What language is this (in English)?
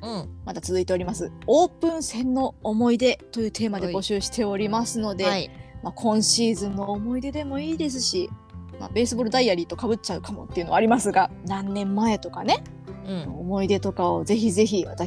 Japanese